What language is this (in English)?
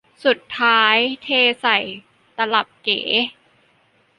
Thai